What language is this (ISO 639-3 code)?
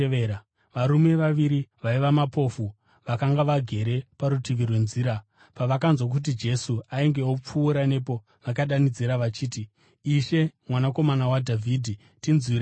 sna